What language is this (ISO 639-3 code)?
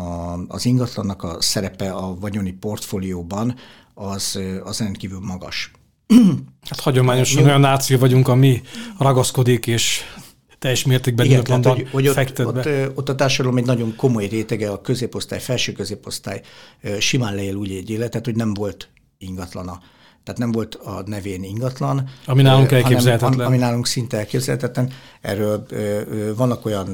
hun